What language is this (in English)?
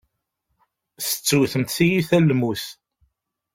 Kabyle